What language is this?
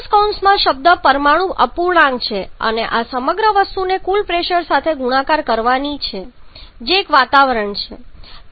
Gujarati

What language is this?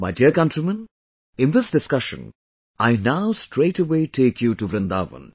English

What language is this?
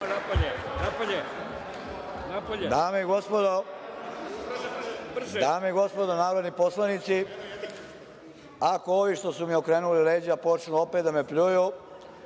Serbian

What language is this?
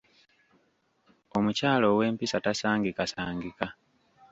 Ganda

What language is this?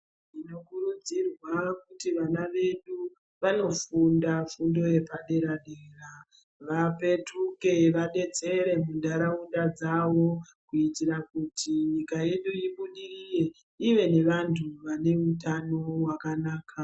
Ndau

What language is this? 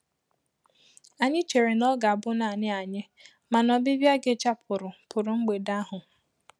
Igbo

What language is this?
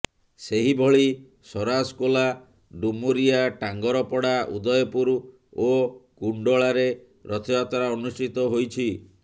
Odia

